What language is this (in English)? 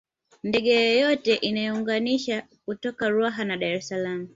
Swahili